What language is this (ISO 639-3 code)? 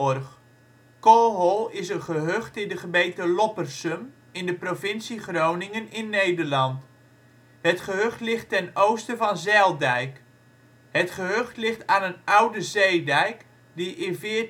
nld